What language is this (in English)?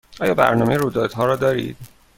Persian